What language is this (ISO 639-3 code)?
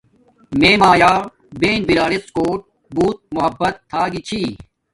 dmk